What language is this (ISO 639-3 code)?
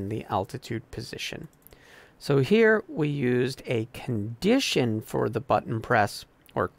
eng